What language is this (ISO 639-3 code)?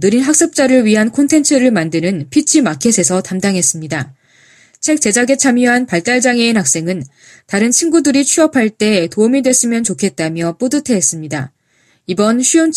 kor